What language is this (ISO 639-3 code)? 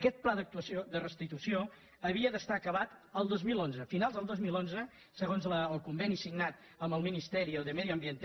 cat